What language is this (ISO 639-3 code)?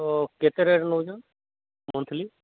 ori